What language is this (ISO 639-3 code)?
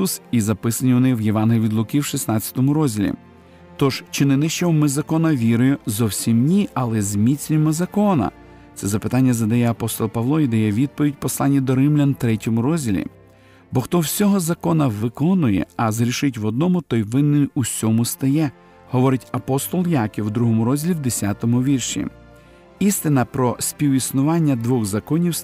ukr